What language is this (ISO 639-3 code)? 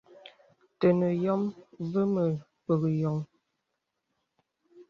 beb